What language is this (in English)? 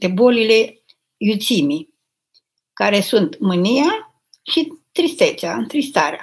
Romanian